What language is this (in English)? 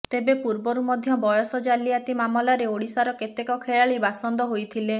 Odia